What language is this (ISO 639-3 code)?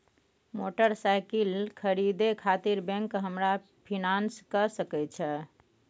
mai